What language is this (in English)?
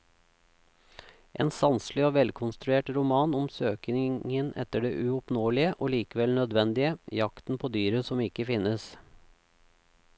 Norwegian